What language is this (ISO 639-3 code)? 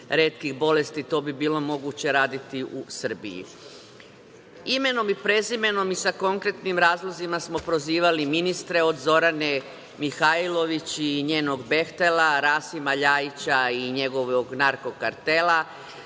srp